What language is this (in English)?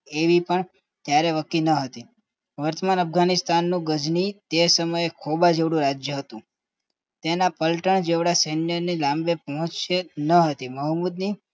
Gujarati